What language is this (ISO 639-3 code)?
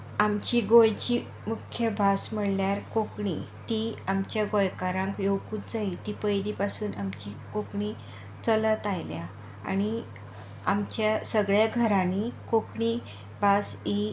kok